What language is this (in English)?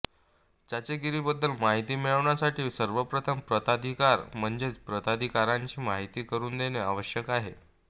Marathi